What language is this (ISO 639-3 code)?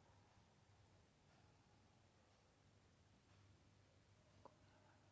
swa